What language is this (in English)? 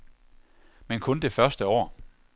Danish